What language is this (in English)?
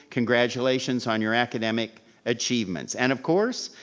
English